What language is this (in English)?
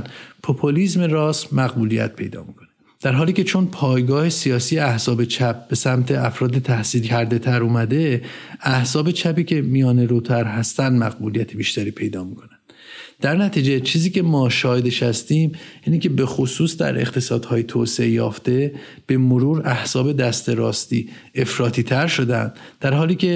Persian